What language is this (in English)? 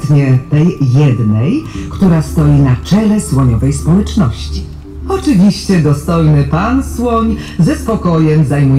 Polish